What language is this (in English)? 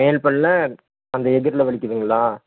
Tamil